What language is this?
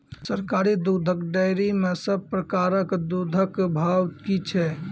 Maithili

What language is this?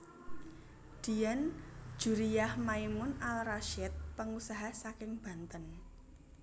Javanese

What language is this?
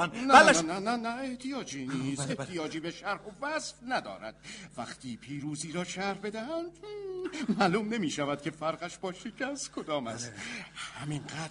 Persian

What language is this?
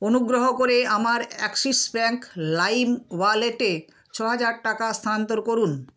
Bangla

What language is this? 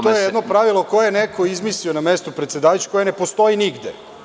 Serbian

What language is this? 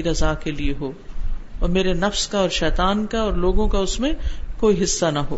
Urdu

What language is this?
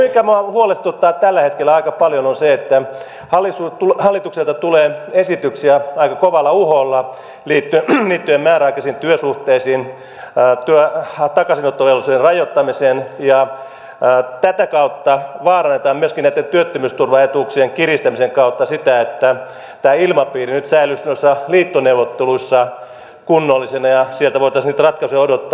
Finnish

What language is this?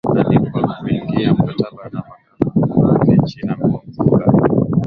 Swahili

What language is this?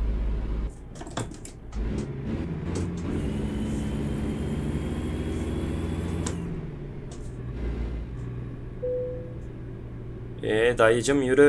Turkish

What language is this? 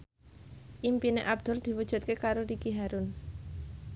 Javanese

